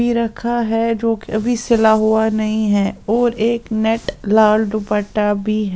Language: Hindi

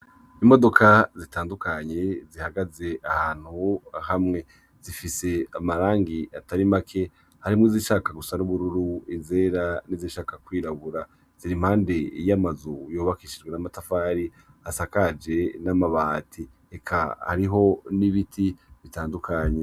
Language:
Rundi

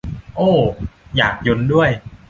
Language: Thai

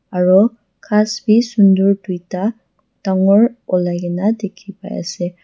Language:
Naga Pidgin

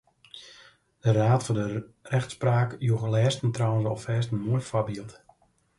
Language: Western Frisian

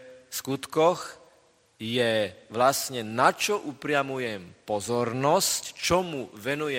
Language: Slovak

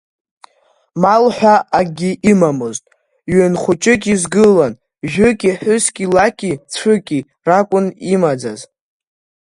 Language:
Abkhazian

